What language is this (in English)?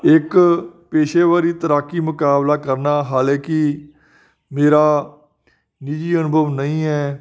Punjabi